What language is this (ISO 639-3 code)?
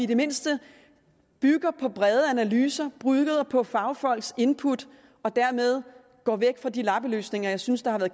dan